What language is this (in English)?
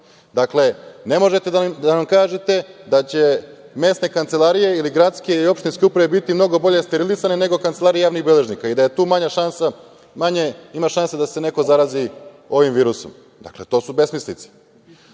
Serbian